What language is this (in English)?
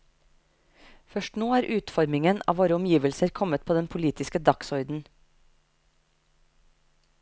Norwegian